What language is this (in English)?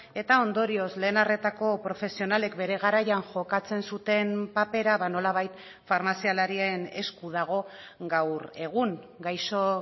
Basque